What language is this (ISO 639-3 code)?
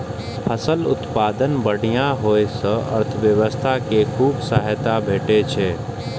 mai